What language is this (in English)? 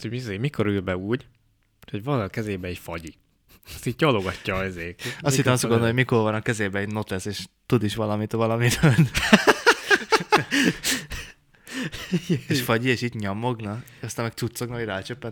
Hungarian